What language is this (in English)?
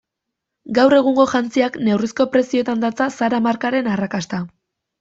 Basque